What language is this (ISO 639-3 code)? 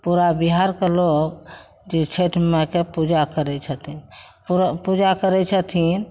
mai